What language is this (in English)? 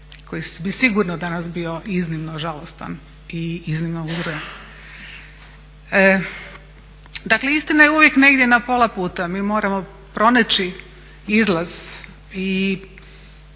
Croatian